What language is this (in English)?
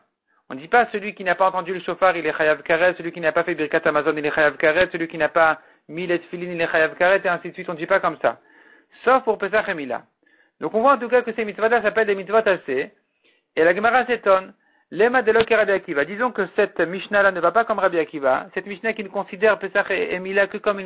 French